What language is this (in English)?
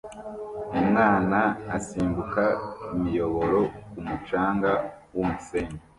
Kinyarwanda